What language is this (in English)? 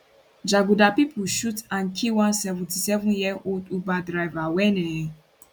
Nigerian Pidgin